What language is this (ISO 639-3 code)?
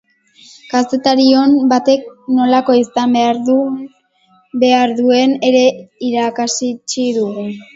eus